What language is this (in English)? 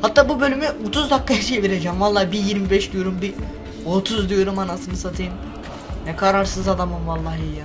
Turkish